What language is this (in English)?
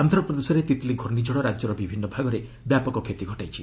Odia